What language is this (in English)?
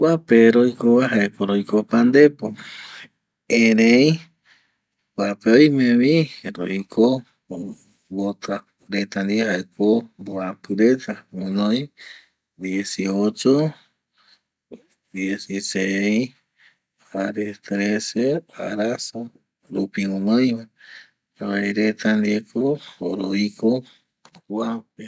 Eastern Bolivian Guaraní